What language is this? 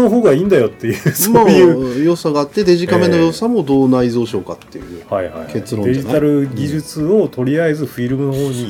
Japanese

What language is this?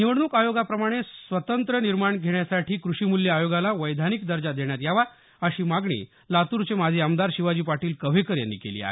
Marathi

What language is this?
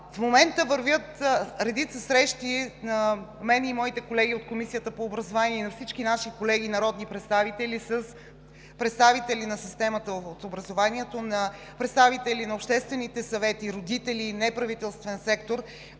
Bulgarian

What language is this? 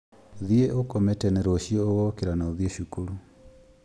Kikuyu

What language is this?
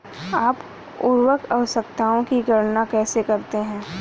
Hindi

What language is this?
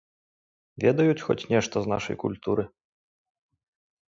Belarusian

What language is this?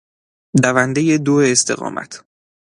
Persian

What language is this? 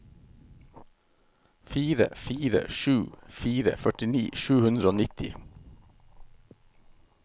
Norwegian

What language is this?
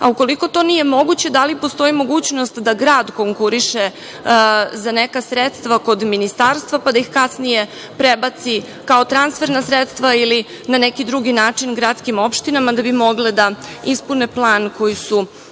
Serbian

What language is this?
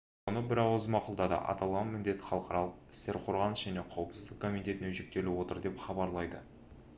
Kazakh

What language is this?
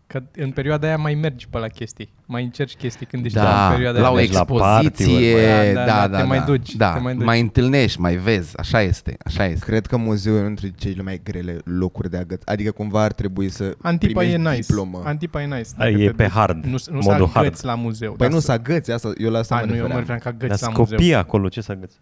Romanian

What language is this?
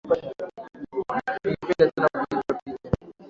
Swahili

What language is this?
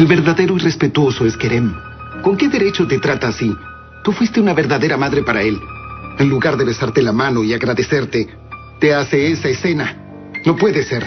Spanish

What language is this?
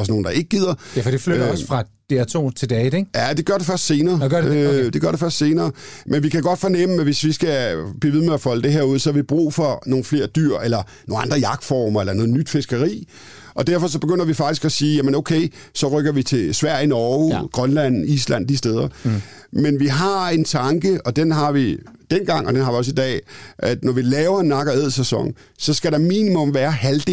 Danish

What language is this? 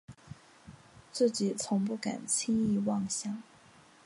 Chinese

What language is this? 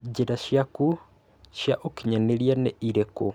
Kikuyu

